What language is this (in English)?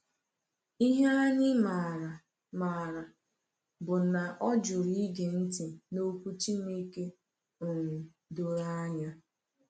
Igbo